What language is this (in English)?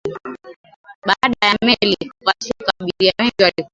Swahili